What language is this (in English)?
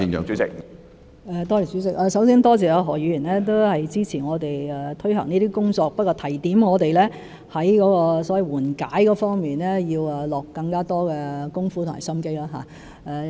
Cantonese